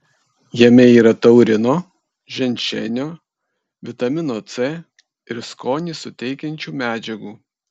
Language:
Lithuanian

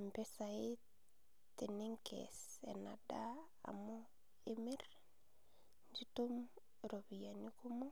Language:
Masai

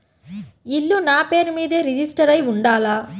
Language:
Telugu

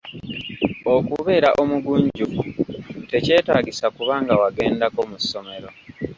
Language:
Ganda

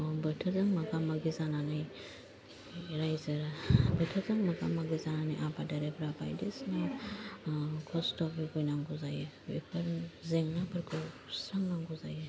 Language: Bodo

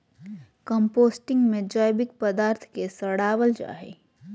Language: Magahi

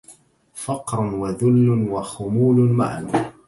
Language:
Arabic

